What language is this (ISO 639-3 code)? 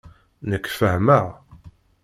kab